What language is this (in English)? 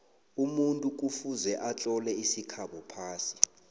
South Ndebele